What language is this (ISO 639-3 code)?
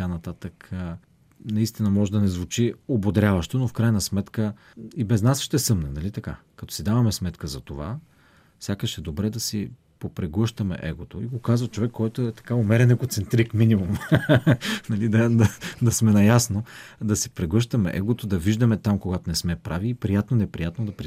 bul